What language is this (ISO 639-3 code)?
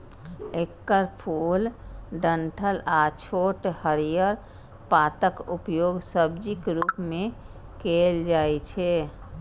mai